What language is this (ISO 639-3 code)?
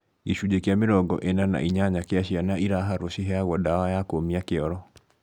kik